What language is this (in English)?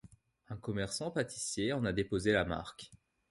French